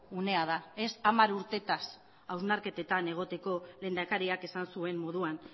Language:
Basque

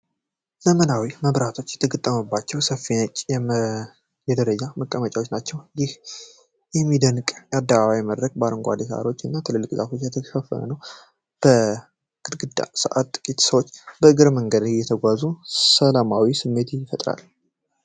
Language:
Amharic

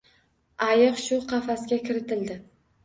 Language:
Uzbek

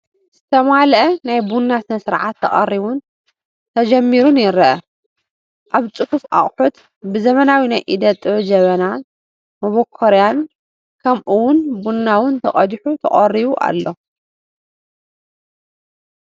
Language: Tigrinya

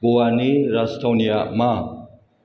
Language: Bodo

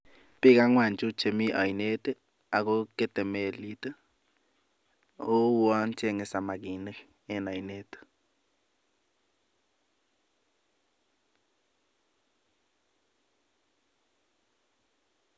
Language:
Kalenjin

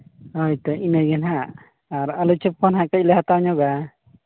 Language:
Santali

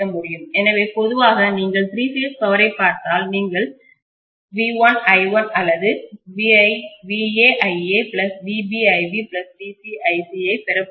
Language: Tamil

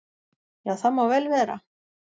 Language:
Icelandic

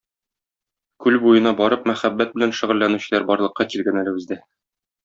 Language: Tatar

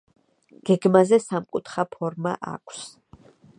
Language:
Georgian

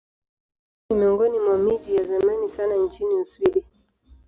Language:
Swahili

